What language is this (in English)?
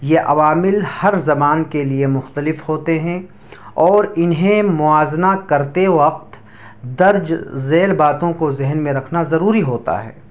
Urdu